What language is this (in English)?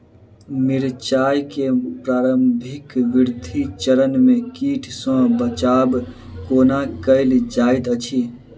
Maithili